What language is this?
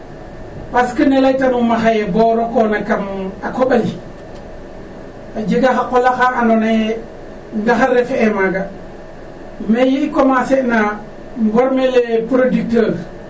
Serer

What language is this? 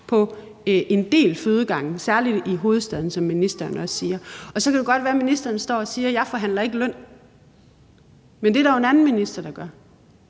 Danish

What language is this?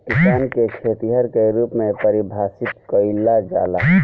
Bhojpuri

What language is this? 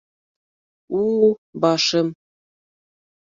Bashkir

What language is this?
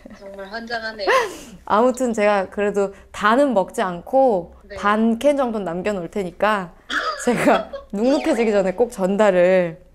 Korean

